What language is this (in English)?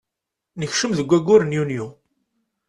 Kabyle